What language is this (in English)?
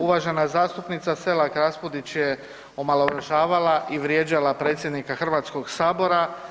Croatian